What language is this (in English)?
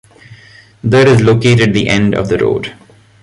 English